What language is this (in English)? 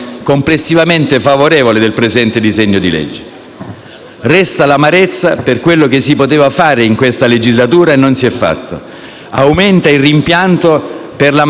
Italian